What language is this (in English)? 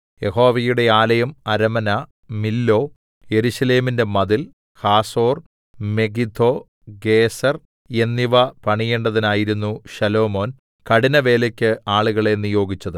Malayalam